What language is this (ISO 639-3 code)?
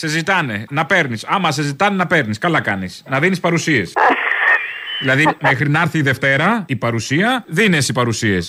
ell